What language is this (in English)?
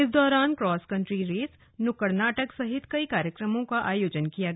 Hindi